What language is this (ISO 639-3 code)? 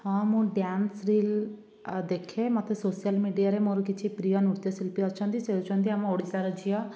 ori